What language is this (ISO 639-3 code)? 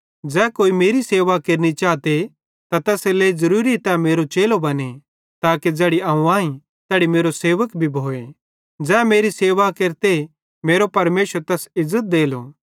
bhd